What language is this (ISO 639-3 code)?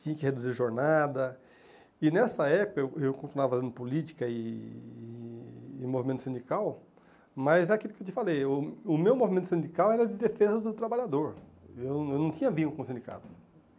por